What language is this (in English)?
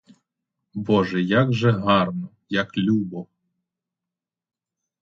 Ukrainian